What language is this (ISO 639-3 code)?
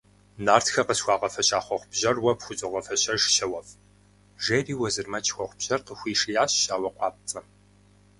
kbd